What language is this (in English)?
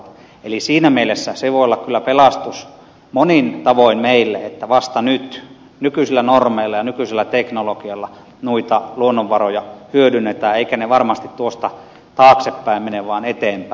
Finnish